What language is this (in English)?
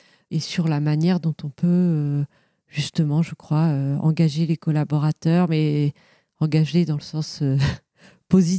French